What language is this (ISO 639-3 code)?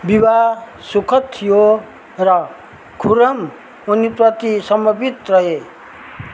nep